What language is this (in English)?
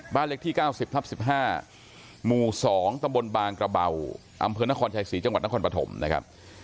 Thai